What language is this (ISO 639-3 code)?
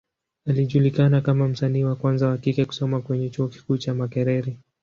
swa